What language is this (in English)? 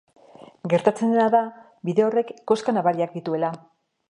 Basque